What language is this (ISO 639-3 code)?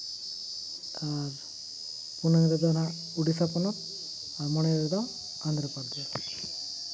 sat